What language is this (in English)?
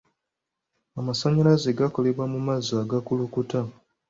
Ganda